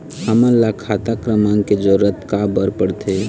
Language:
Chhattisgarhi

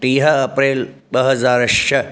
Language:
Sindhi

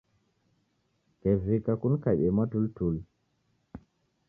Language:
Taita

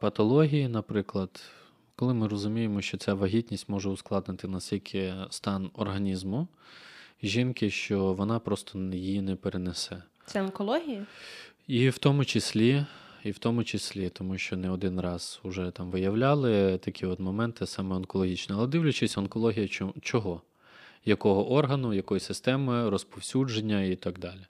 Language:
Ukrainian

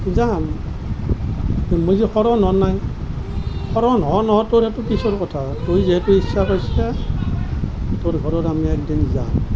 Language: Assamese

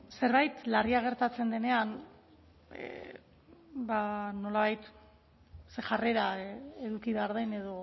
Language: Basque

